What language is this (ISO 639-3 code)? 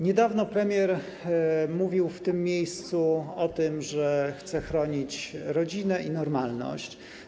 pol